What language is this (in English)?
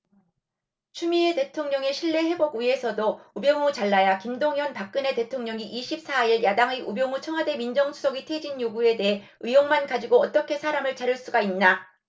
Korean